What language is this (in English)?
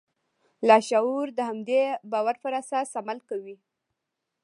Pashto